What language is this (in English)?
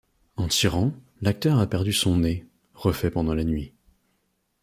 French